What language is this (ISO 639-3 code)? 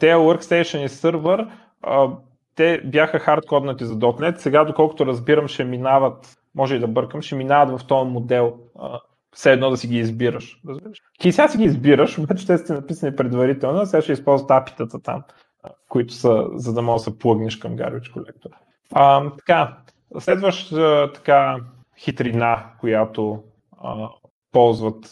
bul